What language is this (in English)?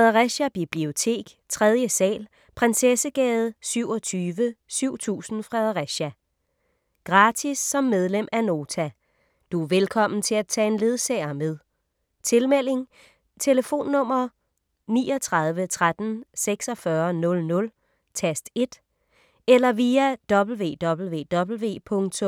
Danish